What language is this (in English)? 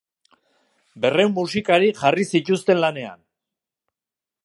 Basque